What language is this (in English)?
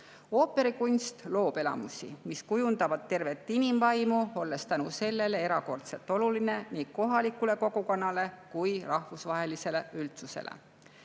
Estonian